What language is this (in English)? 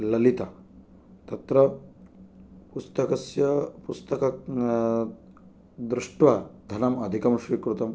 Sanskrit